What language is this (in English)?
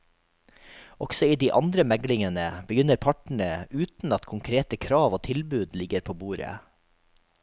Norwegian